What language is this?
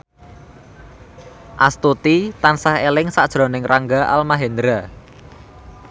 Javanese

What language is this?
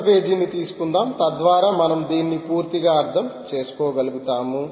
Telugu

